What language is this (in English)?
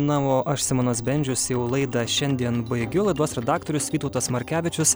Lithuanian